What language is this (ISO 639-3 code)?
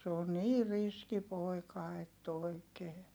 fin